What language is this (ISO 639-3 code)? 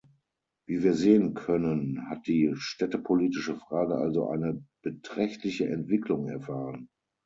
deu